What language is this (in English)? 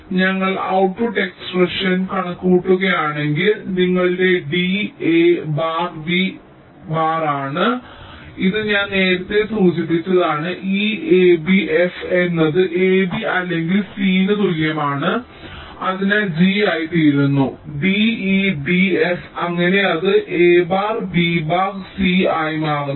Malayalam